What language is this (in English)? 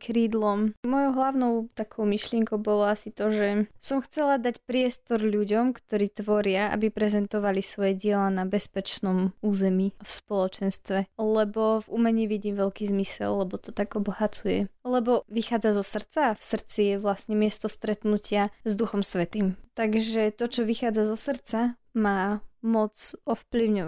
Slovak